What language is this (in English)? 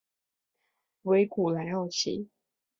Chinese